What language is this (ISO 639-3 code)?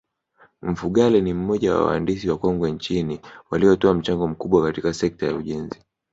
swa